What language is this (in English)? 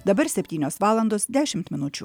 Lithuanian